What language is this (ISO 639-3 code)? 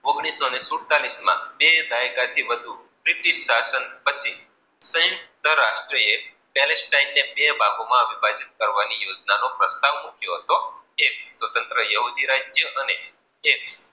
guj